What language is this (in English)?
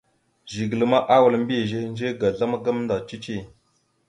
Mada (Cameroon)